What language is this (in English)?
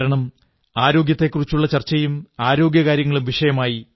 Malayalam